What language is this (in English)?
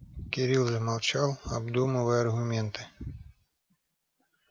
Russian